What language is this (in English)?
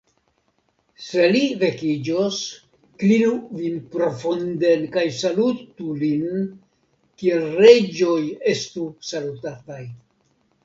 Esperanto